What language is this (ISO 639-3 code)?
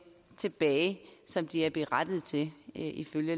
dan